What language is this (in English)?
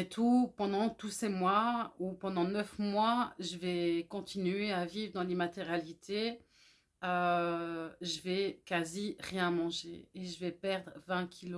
French